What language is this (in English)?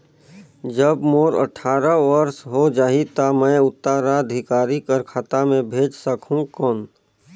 Chhattisgarhi